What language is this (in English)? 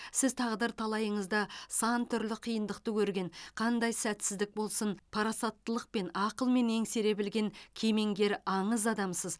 Kazakh